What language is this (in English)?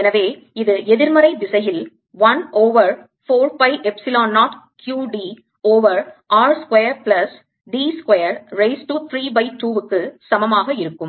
Tamil